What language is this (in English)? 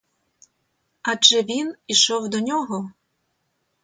Ukrainian